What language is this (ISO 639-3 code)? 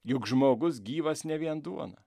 lit